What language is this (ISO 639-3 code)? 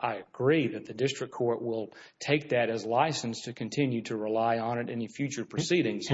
eng